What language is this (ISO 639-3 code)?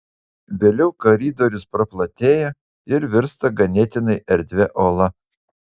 lit